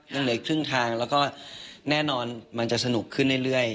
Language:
Thai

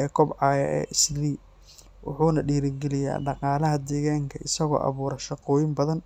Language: Somali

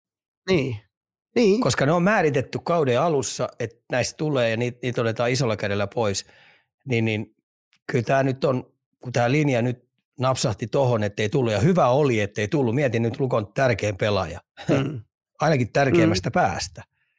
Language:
Finnish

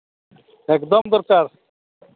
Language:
Santali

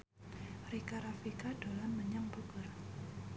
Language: Javanese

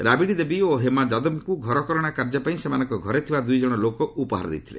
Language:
Odia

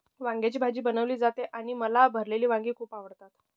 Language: Marathi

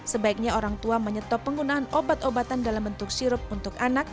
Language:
Indonesian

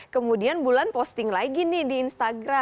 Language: Indonesian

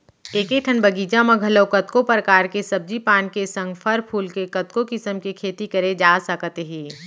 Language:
Chhattisgarhi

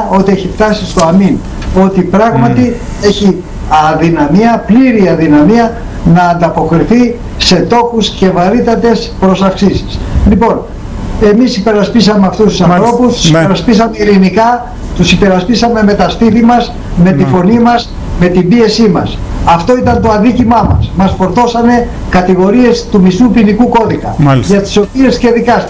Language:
Greek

